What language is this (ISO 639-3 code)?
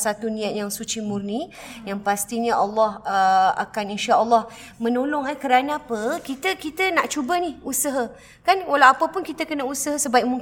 msa